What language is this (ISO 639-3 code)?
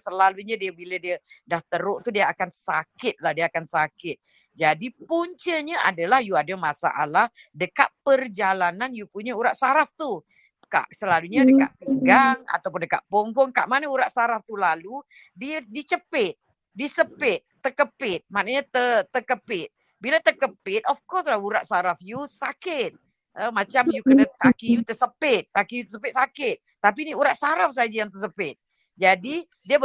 msa